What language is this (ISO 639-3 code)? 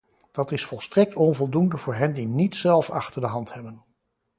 nld